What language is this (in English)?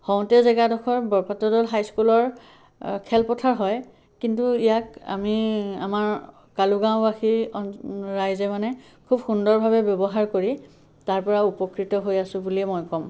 Assamese